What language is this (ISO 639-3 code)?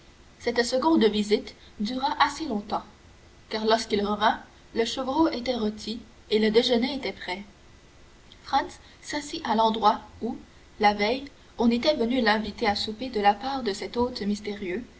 fra